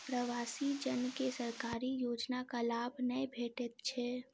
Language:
Maithili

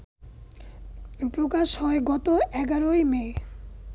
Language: Bangla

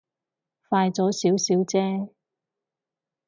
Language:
Cantonese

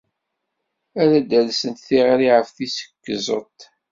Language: Kabyle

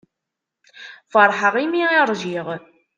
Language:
Kabyle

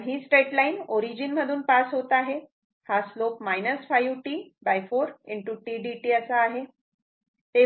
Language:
Marathi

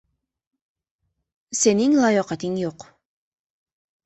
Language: Uzbek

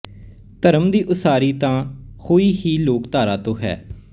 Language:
Punjabi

